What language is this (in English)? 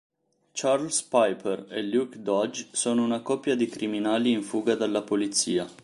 Italian